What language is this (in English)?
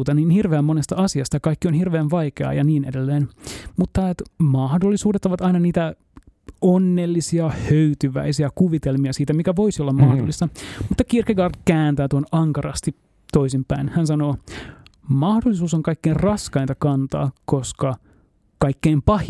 Finnish